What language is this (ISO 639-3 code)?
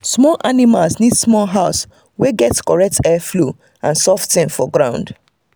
pcm